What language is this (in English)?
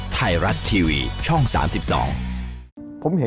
Thai